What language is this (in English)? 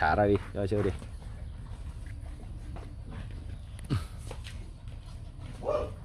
Vietnamese